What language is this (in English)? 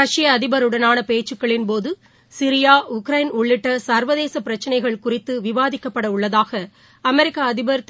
Tamil